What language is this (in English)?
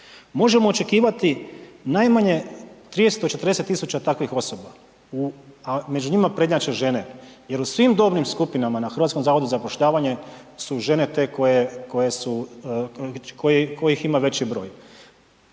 Croatian